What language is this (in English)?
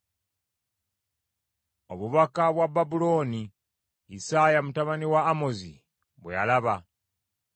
Ganda